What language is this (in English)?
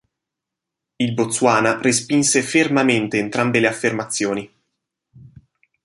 Italian